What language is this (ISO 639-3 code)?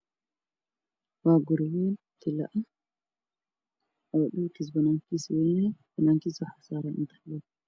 som